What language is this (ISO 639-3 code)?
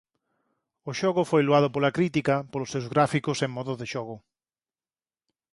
glg